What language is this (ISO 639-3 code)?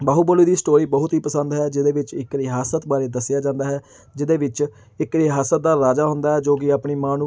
pan